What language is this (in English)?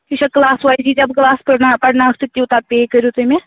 Kashmiri